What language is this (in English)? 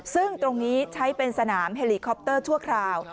Thai